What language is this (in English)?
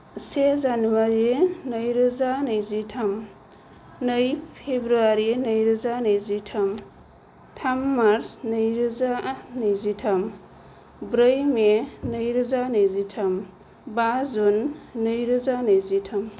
Bodo